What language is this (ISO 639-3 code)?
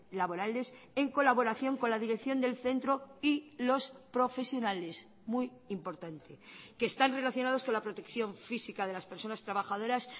spa